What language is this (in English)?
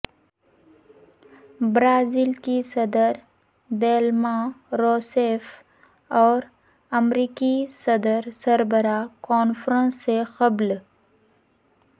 Urdu